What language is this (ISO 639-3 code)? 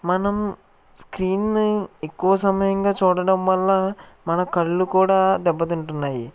tel